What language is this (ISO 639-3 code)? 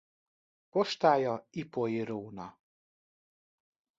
hun